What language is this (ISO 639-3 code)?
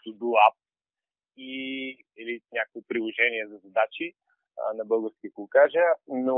bul